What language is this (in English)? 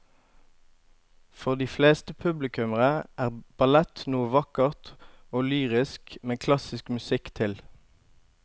Norwegian